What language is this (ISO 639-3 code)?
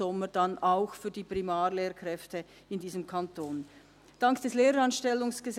gsw